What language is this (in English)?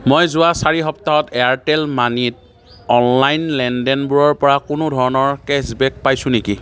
Assamese